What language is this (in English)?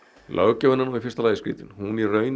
Icelandic